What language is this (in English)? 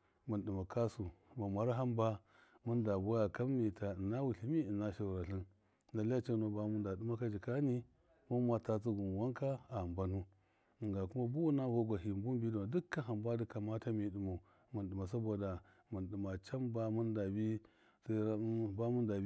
Miya